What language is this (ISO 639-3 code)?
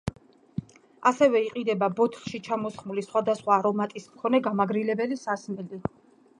kat